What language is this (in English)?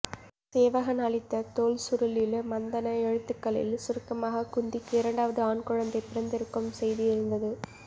Tamil